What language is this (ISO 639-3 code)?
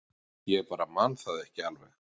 isl